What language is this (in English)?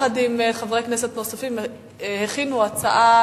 Hebrew